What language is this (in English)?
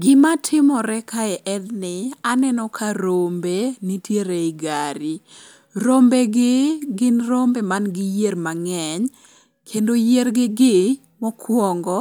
Luo (Kenya and Tanzania)